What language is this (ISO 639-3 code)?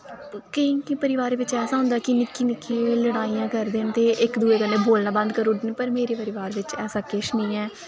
doi